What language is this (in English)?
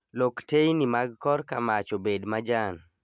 Luo (Kenya and Tanzania)